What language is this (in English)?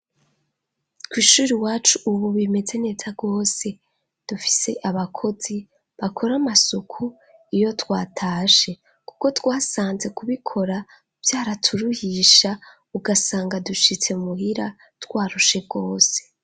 Rundi